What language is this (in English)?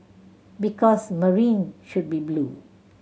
English